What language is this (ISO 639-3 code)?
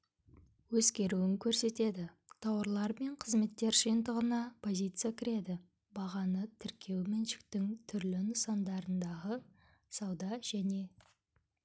kaz